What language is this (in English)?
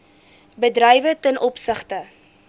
Afrikaans